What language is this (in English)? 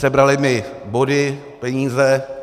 Czech